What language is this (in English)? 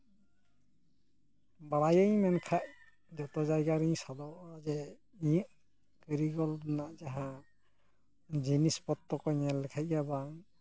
Santali